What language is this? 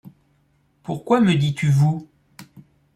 French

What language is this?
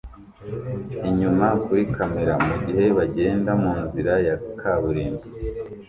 Kinyarwanda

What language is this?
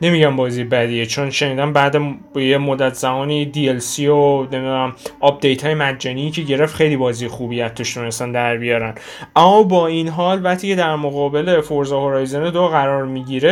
Persian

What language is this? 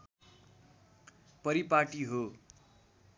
Nepali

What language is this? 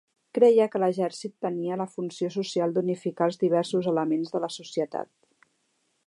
Catalan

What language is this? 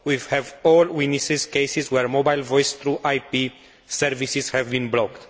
English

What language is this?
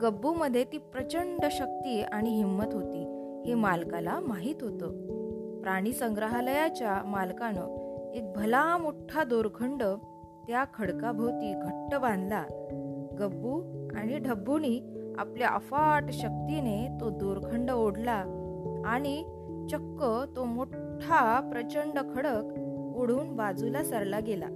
Marathi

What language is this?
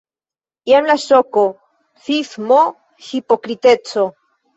Esperanto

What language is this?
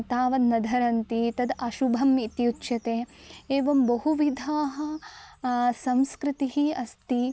Sanskrit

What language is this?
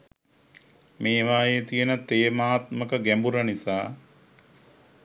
Sinhala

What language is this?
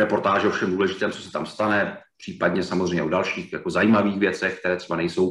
Czech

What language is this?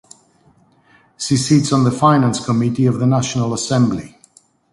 English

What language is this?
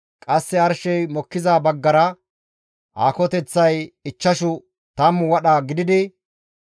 Gamo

